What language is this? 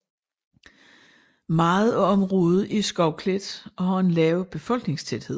Danish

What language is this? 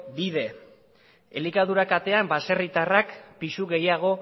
Basque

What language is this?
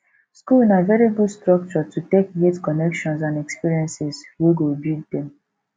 Nigerian Pidgin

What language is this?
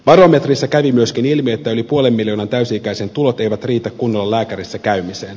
Finnish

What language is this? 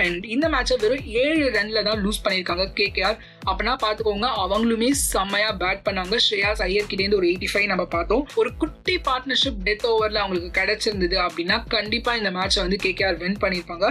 Tamil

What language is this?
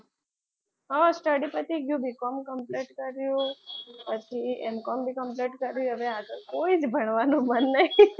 Gujarati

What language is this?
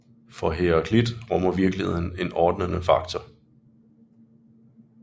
Danish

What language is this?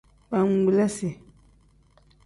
Tem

